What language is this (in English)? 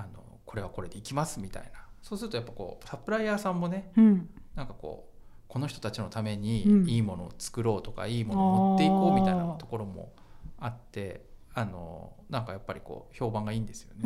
Japanese